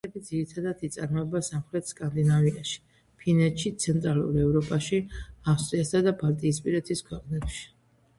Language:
Georgian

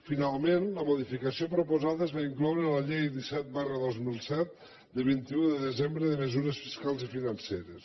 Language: Catalan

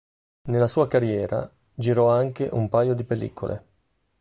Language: Italian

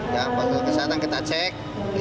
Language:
Indonesian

